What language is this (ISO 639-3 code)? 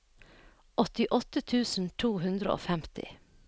nor